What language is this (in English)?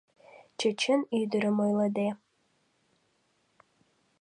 Mari